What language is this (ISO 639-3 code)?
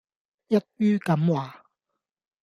yue